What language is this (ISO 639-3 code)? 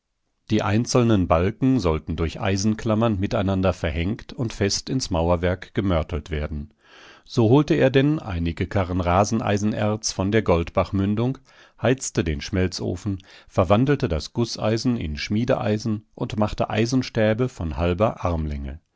deu